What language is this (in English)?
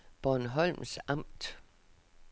Danish